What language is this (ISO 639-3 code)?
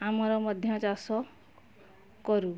ori